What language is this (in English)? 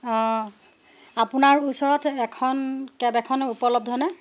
Assamese